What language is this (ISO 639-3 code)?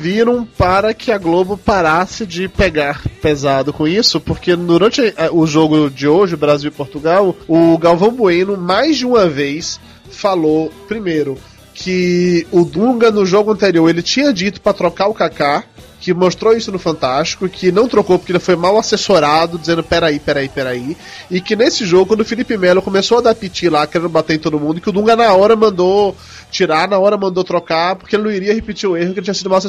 por